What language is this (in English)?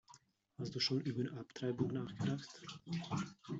German